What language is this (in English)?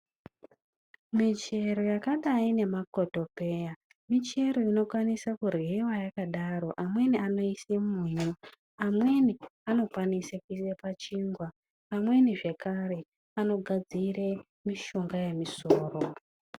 Ndau